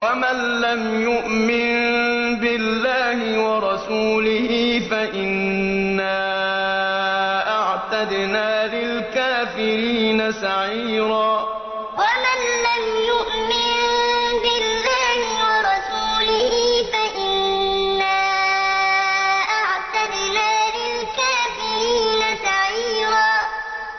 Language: Arabic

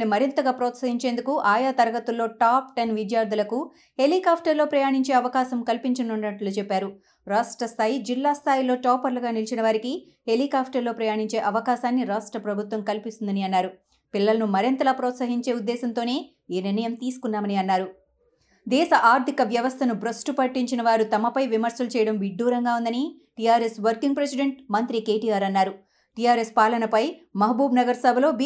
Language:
Telugu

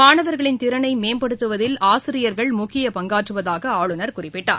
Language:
Tamil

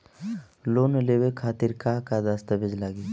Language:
Bhojpuri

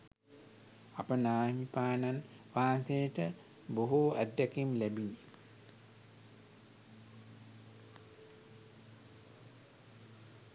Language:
Sinhala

